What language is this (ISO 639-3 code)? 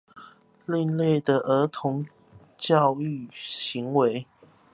zho